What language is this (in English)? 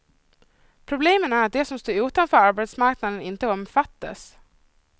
Swedish